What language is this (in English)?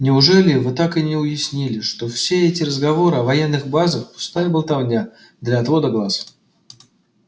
Russian